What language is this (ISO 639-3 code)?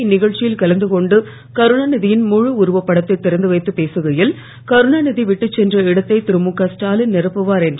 tam